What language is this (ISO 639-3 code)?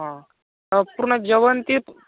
mar